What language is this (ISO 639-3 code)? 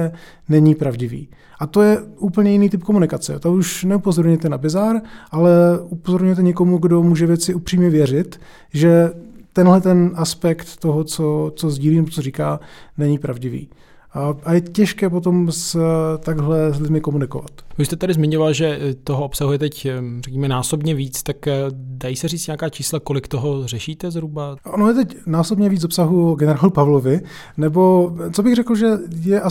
ces